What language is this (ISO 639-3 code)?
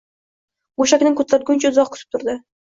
uzb